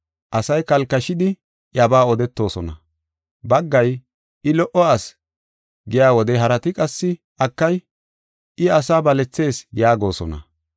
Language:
Gofa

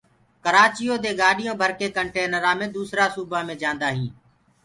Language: Gurgula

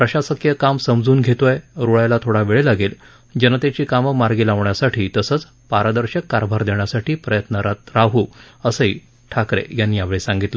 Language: Marathi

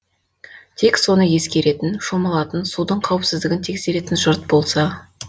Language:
Kazakh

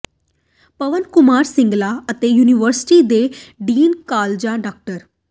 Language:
Punjabi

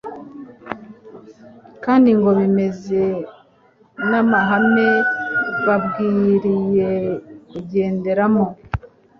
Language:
Kinyarwanda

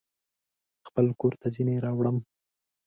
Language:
Pashto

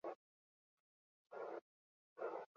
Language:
Basque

